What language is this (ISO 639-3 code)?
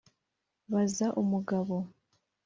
kin